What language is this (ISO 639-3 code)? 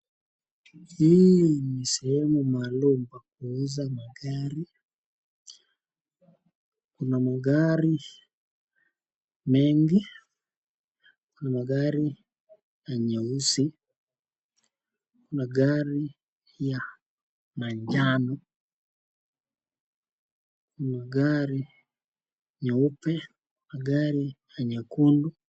swa